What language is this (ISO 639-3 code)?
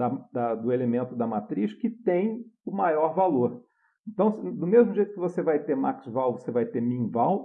por